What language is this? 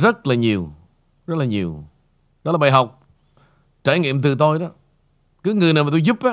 Vietnamese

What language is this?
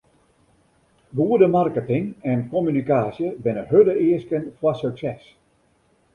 Western Frisian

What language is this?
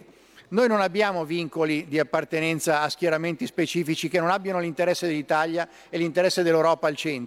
Italian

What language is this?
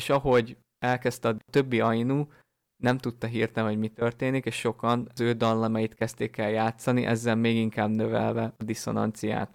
Hungarian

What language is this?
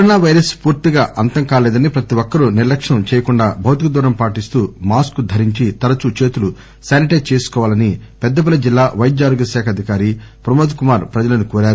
Telugu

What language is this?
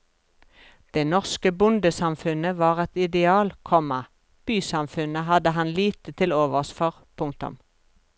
Norwegian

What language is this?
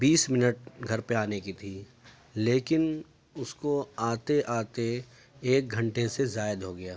Urdu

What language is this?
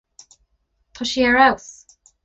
Irish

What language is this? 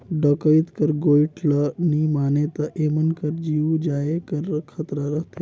Chhattisgarhi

